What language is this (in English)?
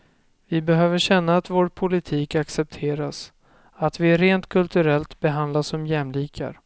Swedish